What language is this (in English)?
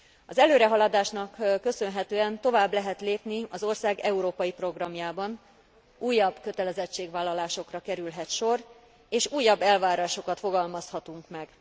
Hungarian